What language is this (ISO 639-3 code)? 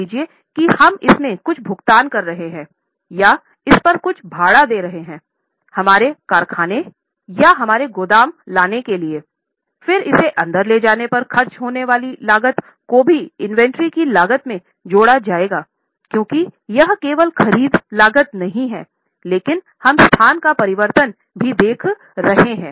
hin